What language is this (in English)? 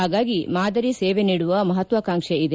Kannada